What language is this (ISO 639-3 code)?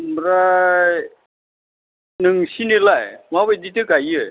brx